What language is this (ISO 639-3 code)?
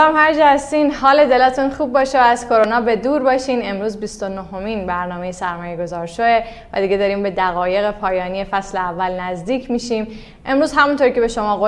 fas